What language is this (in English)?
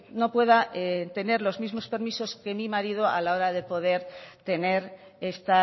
Spanish